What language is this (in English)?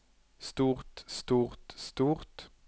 Norwegian